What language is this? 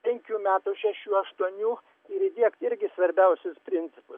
Lithuanian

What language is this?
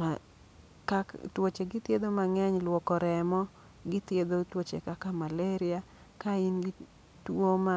Luo (Kenya and Tanzania)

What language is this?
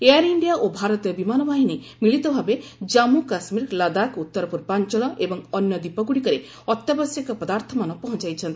Odia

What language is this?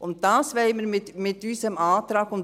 Swiss German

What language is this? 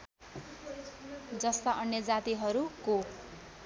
Nepali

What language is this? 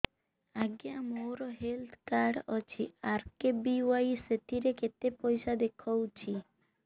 Odia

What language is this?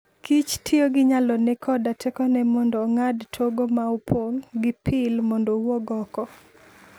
Luo (Kenya and Tanzania)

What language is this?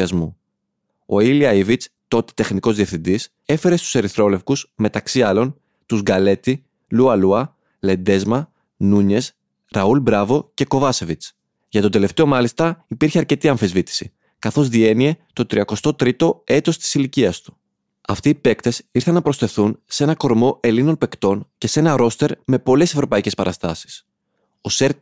Greek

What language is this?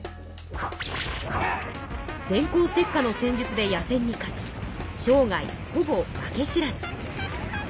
Japanese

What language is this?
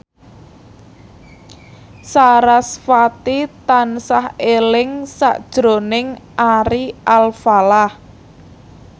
Javanese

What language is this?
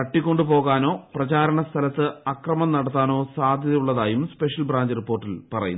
Malayalam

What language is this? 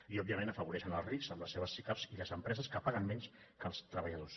Catalan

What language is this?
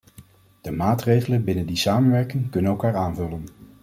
Dutch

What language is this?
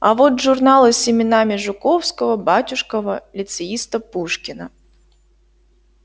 Russian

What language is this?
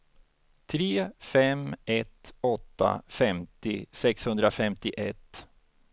Swedish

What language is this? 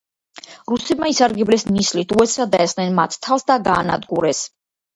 Georgian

